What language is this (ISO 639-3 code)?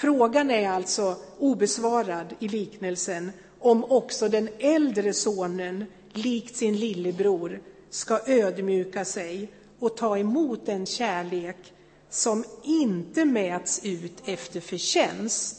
swe